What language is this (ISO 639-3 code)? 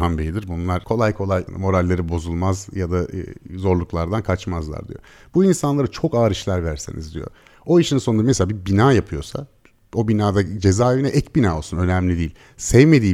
tur